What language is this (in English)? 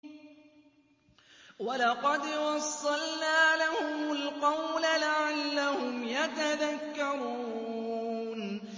Arabic